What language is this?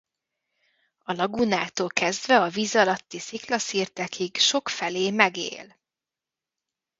Hungarian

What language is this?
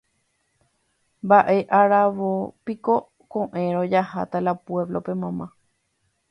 Guarani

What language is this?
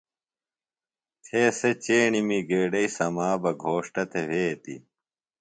Phalura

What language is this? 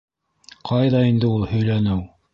Bashkir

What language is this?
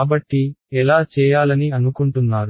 Telugu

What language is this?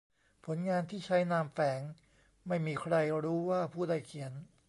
Thai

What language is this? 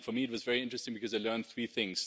English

